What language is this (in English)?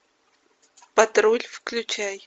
Russian